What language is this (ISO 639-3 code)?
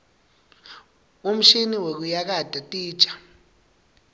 ssw